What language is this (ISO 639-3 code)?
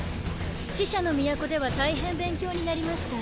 jpn